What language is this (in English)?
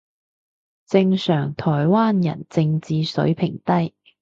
Cantonese